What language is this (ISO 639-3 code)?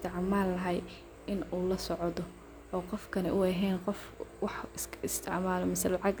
som